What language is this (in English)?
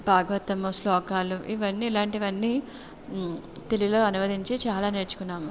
Telugu